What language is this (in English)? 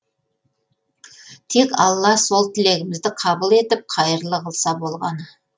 Kazakh